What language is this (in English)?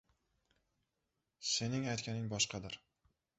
Uzbek